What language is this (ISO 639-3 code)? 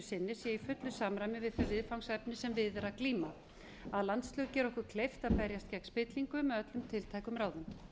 isl